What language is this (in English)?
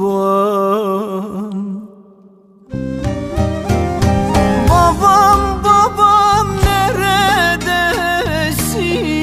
Turkish